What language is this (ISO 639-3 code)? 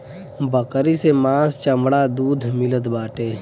bho